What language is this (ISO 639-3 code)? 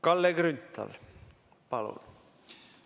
est